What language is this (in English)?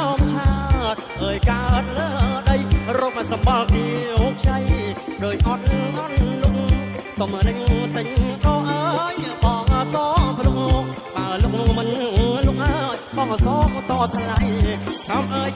Thai